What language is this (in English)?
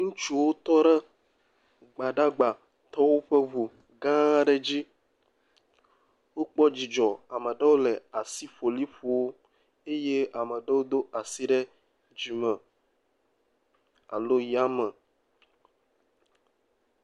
Ewe